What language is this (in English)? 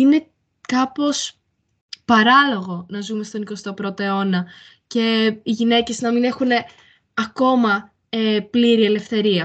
Greek